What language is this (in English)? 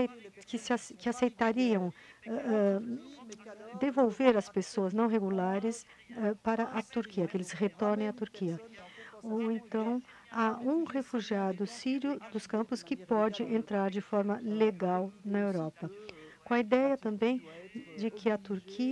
Portuguese